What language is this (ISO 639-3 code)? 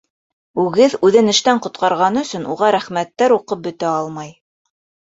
bak